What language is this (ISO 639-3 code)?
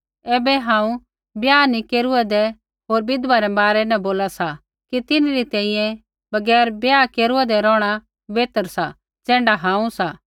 kfx